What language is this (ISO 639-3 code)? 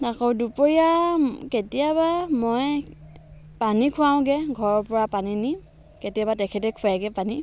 asm